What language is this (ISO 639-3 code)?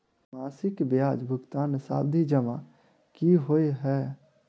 mai